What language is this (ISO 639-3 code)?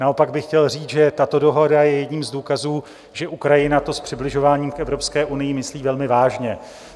ces